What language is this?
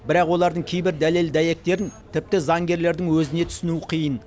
Kazakh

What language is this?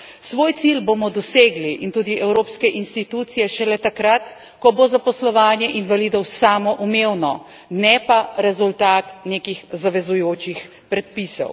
Slovenian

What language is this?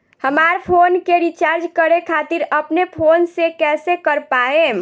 Bhojpuri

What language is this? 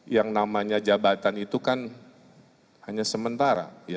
Indonesian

